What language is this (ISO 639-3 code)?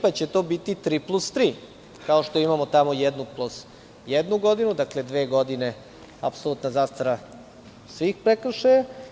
srp